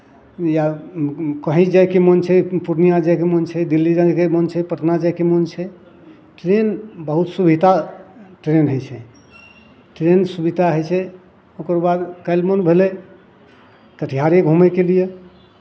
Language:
Maithili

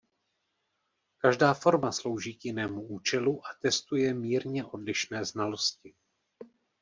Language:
Czech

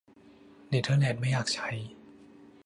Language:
Thai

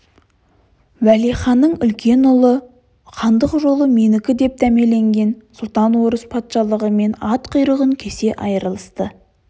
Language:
Kazakh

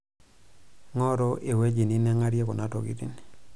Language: Masai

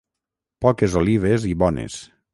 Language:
Catalan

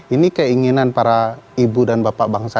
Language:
Indonesian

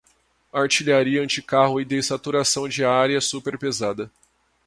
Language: Portuguese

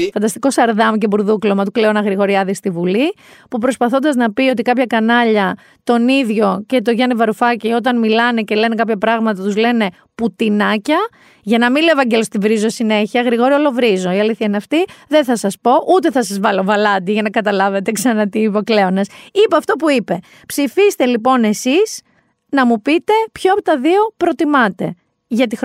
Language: Greek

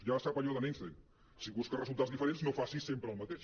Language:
Catalan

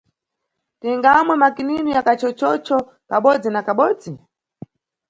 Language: Nyungwe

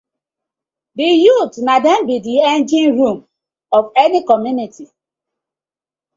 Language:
Nigerian Pidgin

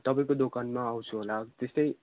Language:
Nepali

